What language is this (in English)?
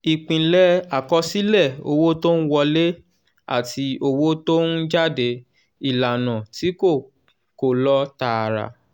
Yoruba